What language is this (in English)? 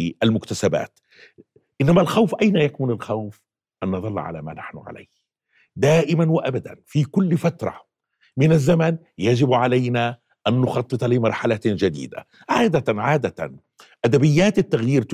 Arabic